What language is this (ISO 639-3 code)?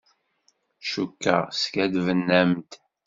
kab